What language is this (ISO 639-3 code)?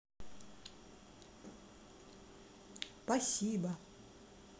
rus